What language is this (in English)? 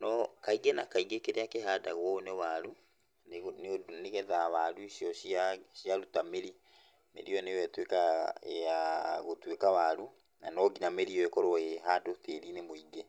Kikuyu